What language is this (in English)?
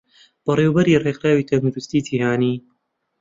Central Kurdish